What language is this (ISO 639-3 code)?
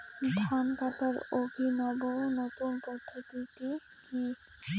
ben